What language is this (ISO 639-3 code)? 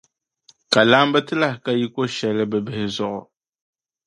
dag